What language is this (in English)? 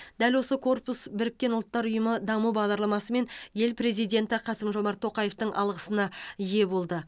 Kazakh